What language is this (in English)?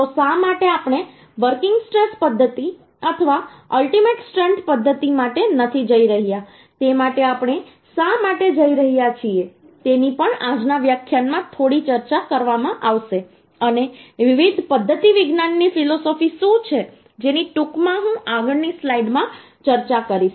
Gujarati